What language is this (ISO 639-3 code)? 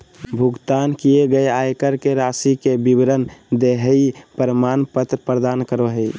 mag